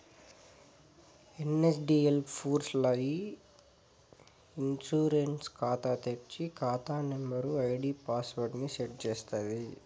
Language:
Telugu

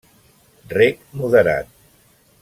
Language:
Catalan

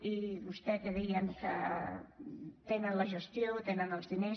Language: Catalan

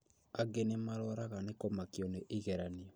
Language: Kikuyu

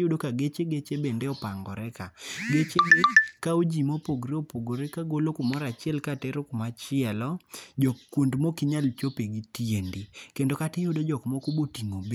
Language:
Luo (Kenya and Tanzania)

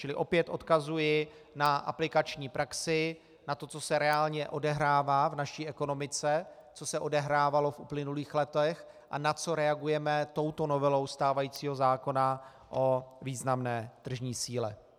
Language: Czech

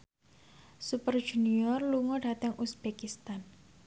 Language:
Javanese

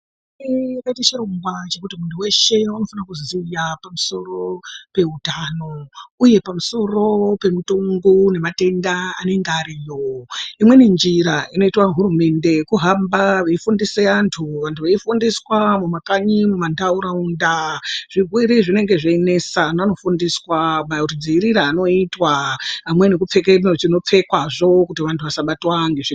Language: Ndau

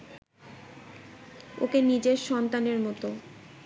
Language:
Bangla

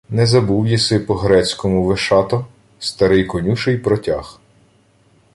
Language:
Ukrainian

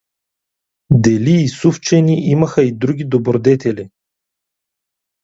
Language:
Bulgarian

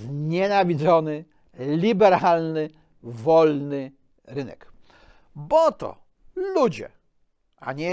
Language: Polish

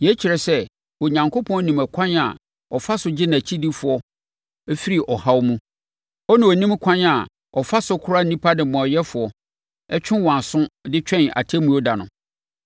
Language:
Akan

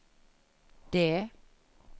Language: Norwegian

